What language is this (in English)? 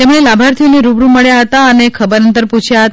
Gujarati